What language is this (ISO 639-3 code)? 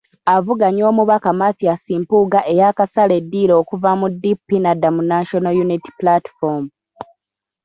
lug